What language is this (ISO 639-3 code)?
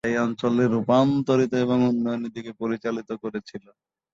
ben